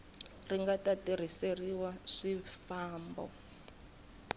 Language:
Tsonga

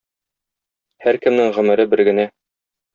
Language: Tatar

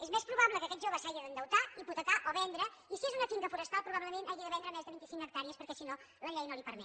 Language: Catalan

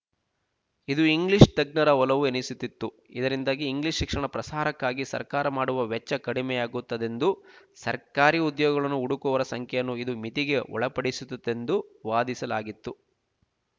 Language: Kannada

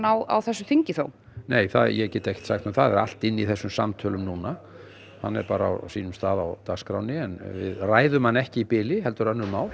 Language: Icelandic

